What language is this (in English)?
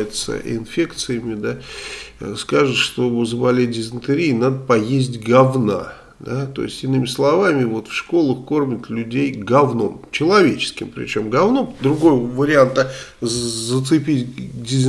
Russian